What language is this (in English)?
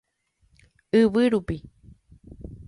Guarani